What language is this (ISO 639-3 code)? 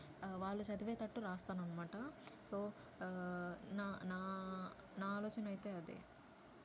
tel